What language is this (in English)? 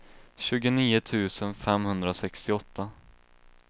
Swedish